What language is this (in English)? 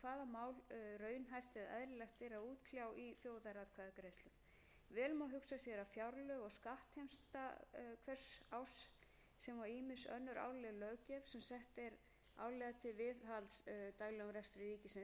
Icelandic